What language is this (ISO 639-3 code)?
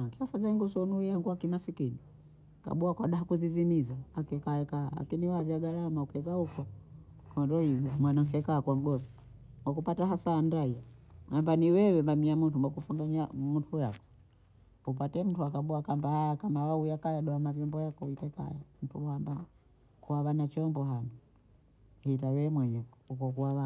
bou